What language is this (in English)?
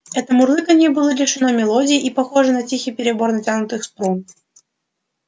Russian